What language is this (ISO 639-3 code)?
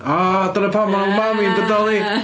cym